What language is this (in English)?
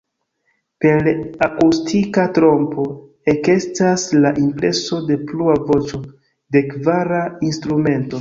Esperanto